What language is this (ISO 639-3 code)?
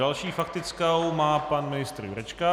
ces